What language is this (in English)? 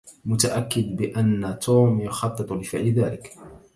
Arabic